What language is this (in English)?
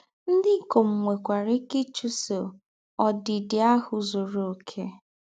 Igbo